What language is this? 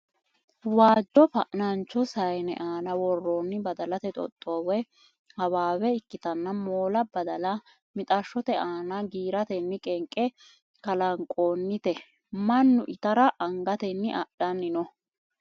Sidamo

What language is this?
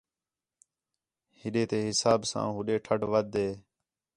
Khetrani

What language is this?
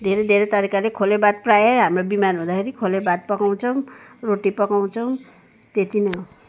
Nepali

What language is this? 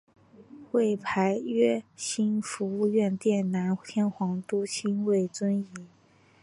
Chinese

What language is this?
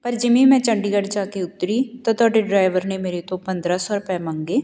Punjabi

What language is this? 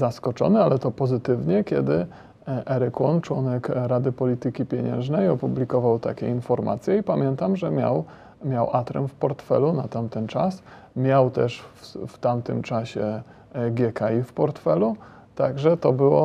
Polish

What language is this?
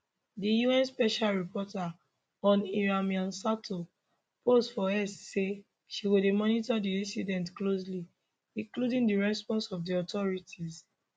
Nigerian Pidgin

